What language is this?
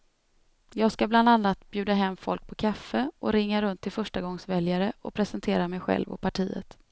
Swedish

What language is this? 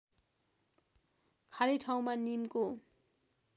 Nepali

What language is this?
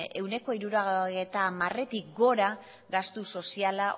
Basque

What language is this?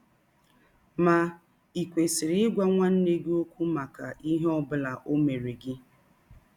Igbo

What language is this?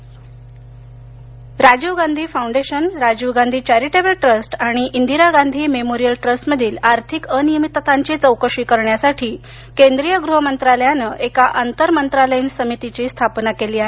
Marathi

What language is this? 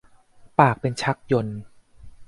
Thai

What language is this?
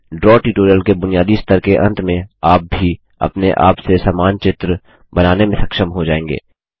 Hindi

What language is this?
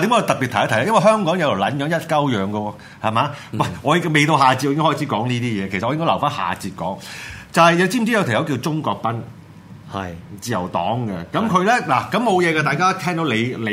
Chinese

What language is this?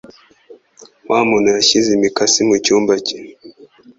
Kinyarwanda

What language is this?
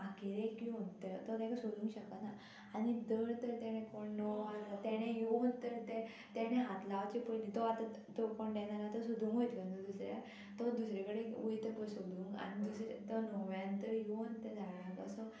Konkani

